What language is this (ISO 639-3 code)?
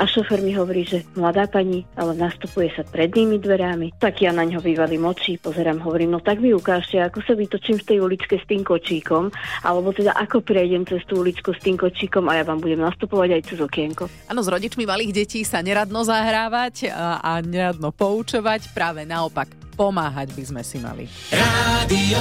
slk